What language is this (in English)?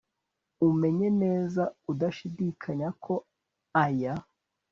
Kinyarwanda